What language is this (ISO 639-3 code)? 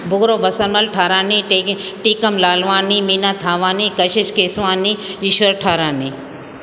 snd